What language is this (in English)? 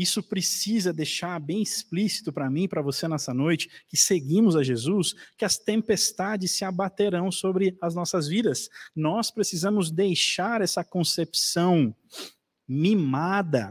Portuguese